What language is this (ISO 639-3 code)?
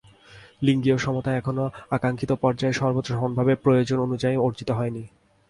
ben